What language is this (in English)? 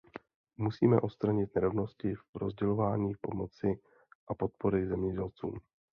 Czech